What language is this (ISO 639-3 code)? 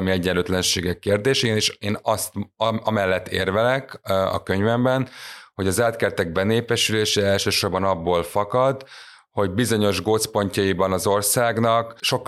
hun